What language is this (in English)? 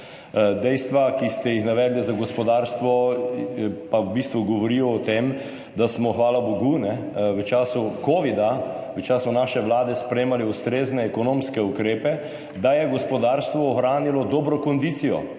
Slovenian